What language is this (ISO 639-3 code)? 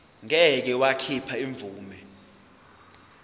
zul